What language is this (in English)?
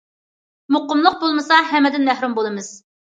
Uyghur